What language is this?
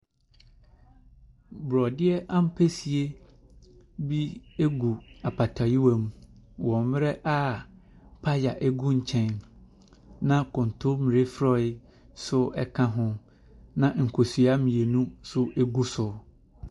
Akan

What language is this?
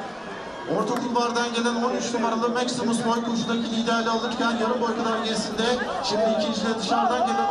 Turkish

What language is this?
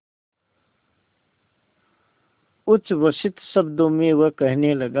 Hindi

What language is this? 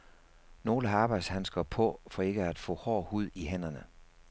Danish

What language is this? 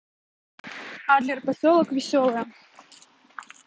Russian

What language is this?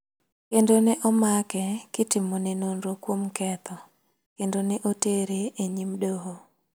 Luo (Kenya and Tanzania)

